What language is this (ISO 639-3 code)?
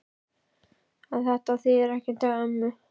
isl